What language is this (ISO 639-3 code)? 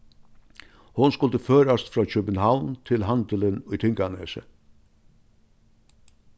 fao